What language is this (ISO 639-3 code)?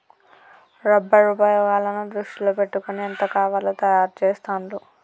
tel